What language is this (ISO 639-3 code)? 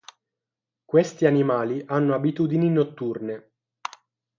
ita